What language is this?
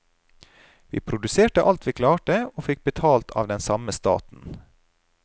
Norwegian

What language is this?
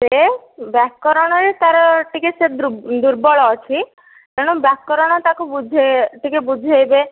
Odia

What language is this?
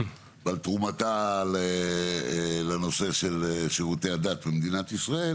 Hebrew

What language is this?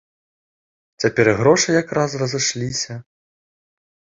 Belarusian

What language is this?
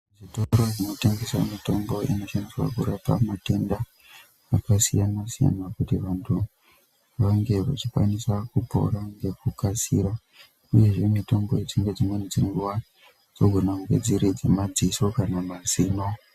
Ndau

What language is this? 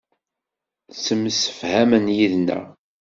Kabyle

